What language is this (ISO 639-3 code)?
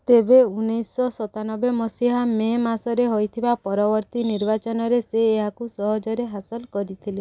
ori